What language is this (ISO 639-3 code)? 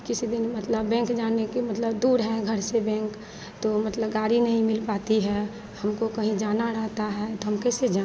hin